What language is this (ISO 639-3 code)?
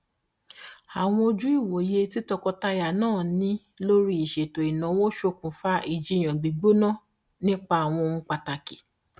yor